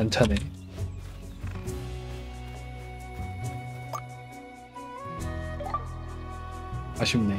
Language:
Korean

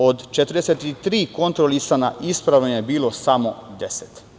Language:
Serbian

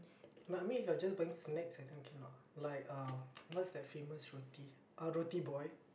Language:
English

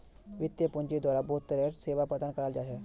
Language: Magahi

